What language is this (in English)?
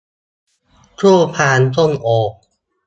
Thai